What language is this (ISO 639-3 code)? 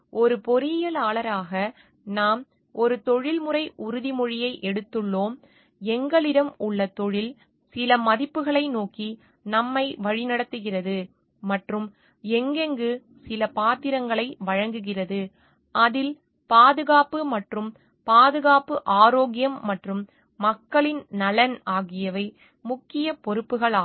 tam